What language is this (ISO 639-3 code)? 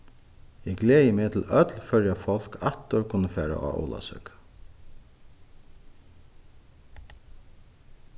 fao